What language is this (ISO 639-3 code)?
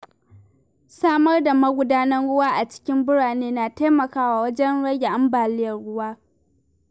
hau